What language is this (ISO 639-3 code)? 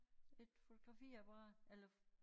dan